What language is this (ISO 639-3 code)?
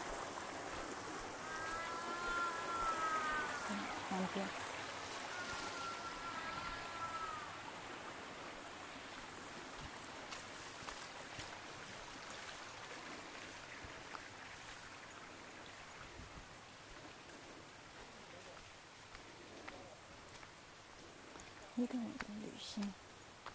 zho